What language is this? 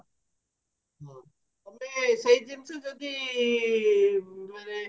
Odia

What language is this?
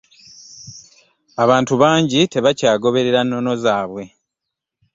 Ganda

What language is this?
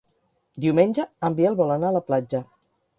Catalan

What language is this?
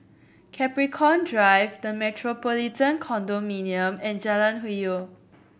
English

